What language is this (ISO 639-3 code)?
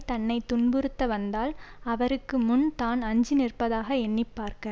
tam